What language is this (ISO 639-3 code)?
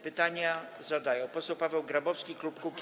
pol